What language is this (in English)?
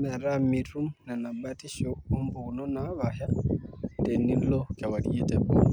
Masai